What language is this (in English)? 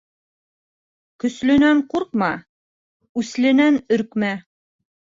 Bashkir